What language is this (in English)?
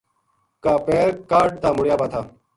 Gujari